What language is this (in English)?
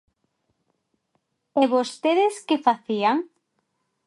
Galician